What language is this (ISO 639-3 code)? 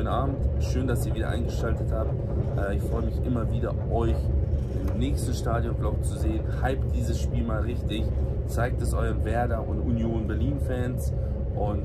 deu